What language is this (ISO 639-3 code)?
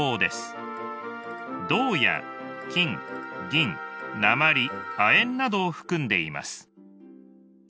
jpn